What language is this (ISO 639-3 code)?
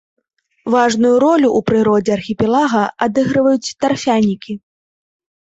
bel